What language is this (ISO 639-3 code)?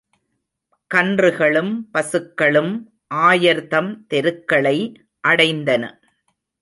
tam